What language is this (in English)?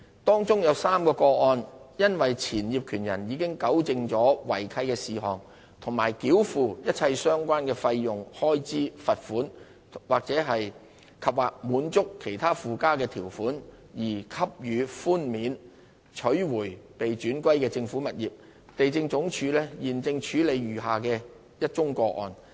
Cantonese